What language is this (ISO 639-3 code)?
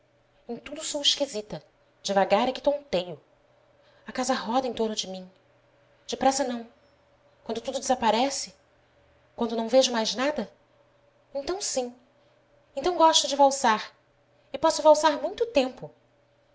por